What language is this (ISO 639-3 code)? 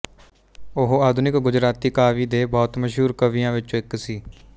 pan